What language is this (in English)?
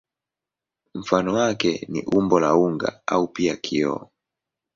Swahili